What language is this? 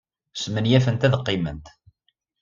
Kabyle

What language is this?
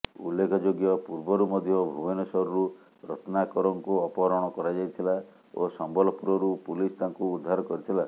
Odia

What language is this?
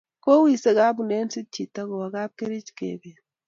Kalenjin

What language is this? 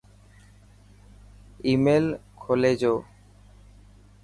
Dhatki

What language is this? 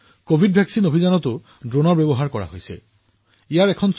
Assamese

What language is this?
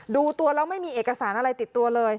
Thai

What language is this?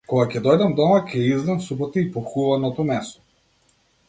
Macedonian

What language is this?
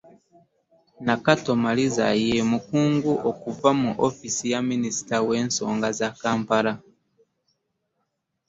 Ganda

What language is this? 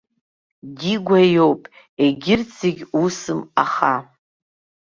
Abkhazian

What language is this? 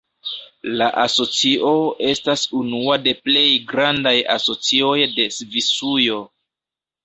Esperanto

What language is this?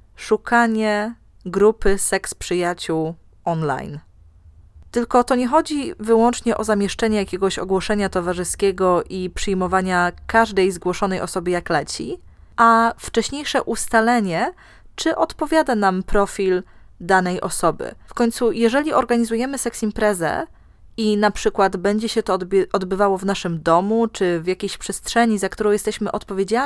Polish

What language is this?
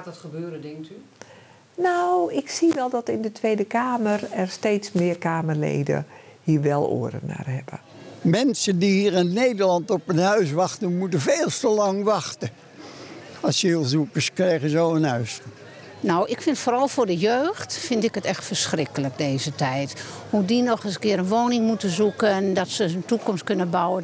Dutch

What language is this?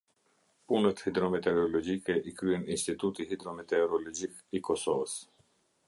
Albanian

